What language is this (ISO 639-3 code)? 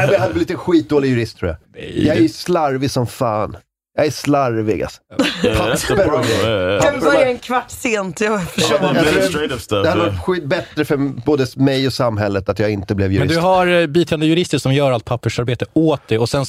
swe